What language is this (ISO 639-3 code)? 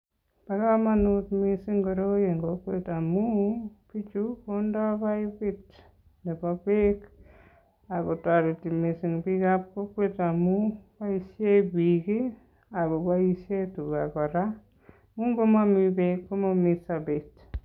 kln